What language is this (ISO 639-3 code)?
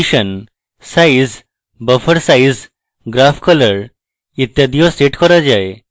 ben